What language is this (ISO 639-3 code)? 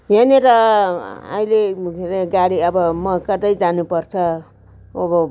nep